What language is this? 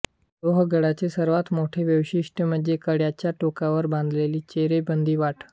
Marathi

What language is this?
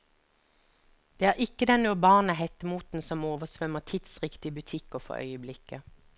Norwegian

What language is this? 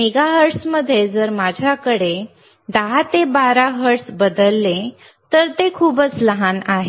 Marathi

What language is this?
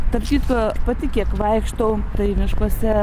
Lithuanian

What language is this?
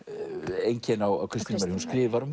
Icelandic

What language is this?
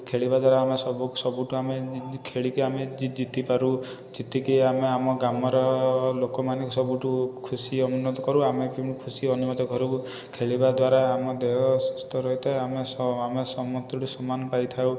Odia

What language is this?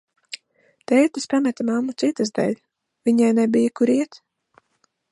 Latvian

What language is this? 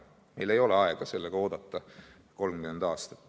Estonian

